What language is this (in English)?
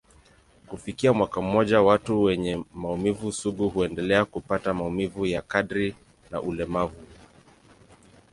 Swahili